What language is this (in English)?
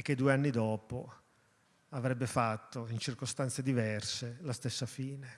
Italian